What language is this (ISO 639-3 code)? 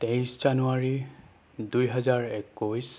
asm